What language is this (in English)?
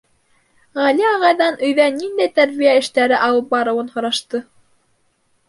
Bashkir